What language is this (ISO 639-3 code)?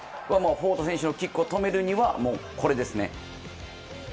jpn